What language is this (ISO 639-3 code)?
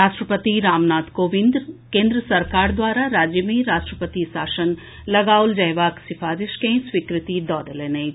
mai